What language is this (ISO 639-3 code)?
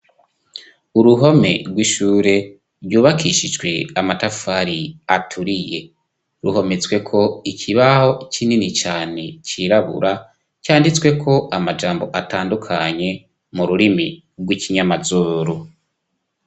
run